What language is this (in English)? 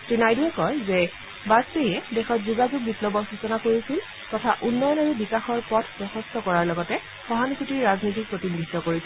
Assamese